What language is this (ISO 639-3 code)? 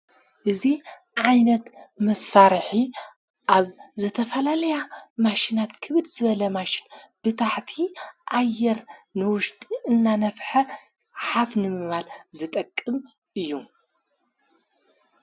tir